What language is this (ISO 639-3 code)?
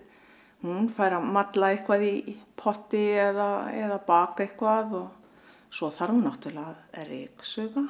isl